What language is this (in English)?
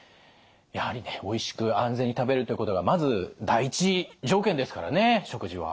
Japanese